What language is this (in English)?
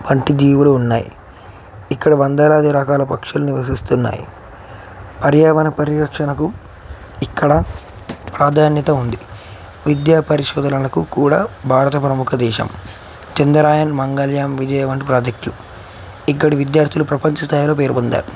Telugu